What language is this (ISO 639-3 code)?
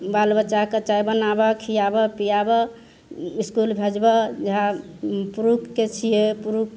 mai